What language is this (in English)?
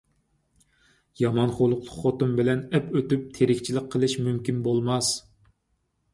Uyghur